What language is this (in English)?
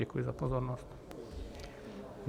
Czech